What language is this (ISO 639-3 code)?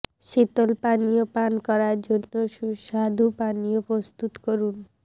ben